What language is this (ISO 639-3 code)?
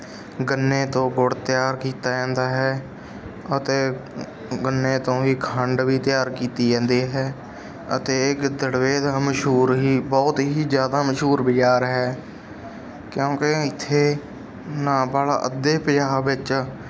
pan